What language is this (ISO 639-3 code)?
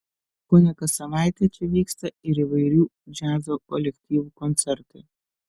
lit